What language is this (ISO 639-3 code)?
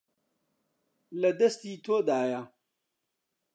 ckb